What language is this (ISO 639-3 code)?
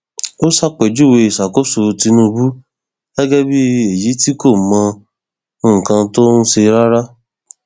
yor